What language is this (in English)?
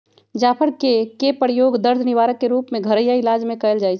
Magahi